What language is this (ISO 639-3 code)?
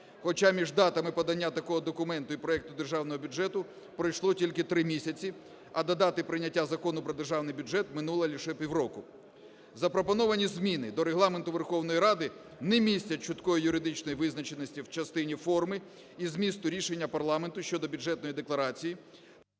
ukr